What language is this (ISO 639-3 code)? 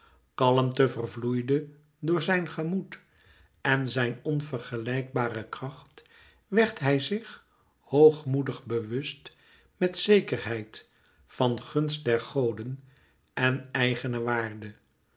nld